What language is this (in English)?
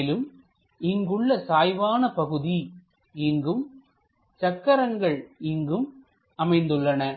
Tamil